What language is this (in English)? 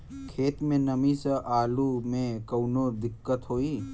Bhojpuri